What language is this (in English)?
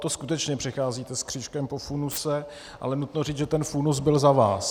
Czech